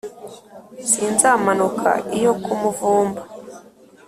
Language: Kinyarwanda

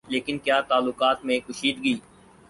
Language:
Urdu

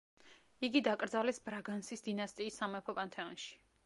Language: Georgian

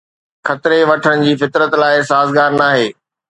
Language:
Sindhi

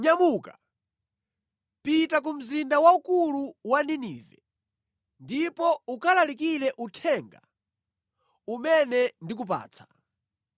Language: Nyanja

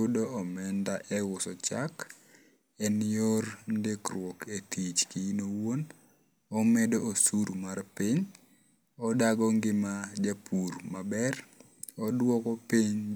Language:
Luo (Kenya and Tanzania)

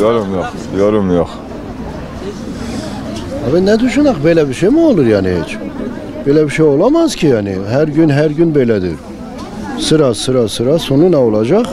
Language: Turkish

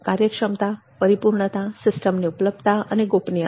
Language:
Gujarati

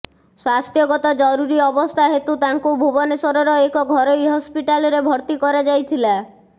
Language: Odia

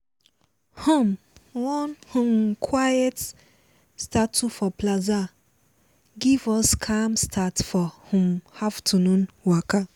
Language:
Nigerian Pidgin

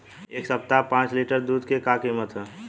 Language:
Bhojpuri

